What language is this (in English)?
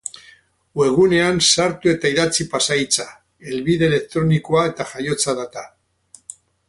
Basque